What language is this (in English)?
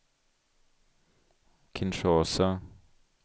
Swedish